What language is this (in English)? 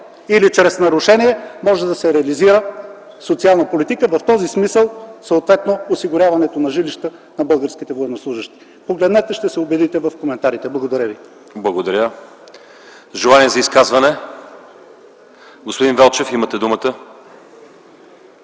Bulgarian